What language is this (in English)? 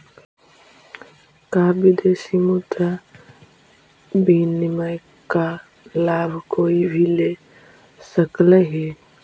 Magahi